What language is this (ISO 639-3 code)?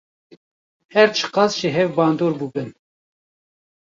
kur